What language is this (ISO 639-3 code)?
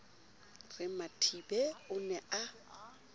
sot